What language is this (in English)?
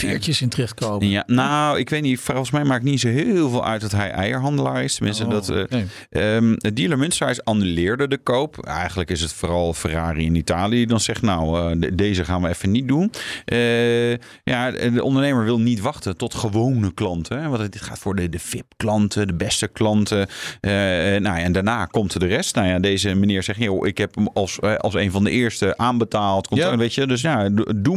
Dutch